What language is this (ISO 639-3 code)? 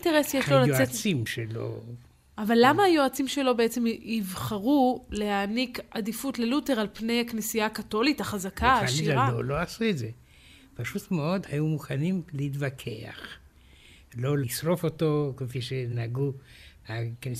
heb